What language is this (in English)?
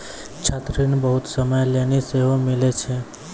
Maithili